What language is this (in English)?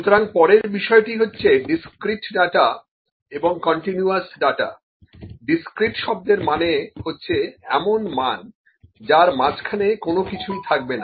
Bangla